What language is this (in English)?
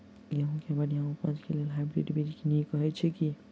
Maithili